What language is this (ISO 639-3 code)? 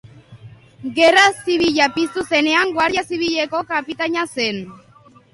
eus